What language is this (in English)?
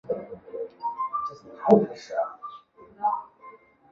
Chinese